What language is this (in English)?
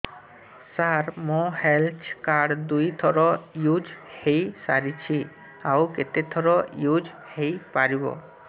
Odia